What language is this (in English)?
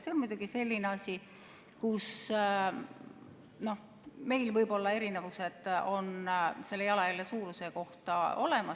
Estonian